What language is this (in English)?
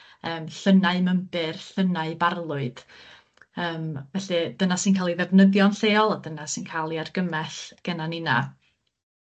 Welsh